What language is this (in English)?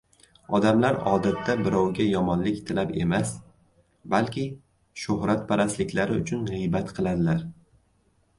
Uzbek